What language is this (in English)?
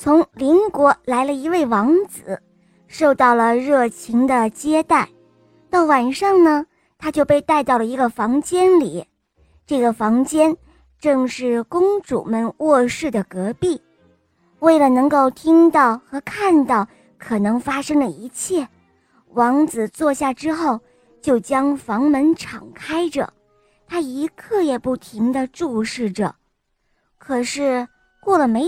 Chinese